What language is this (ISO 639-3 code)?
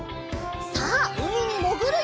jpn